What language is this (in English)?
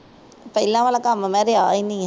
Punjabi